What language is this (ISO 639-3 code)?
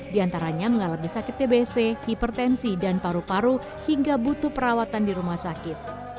ind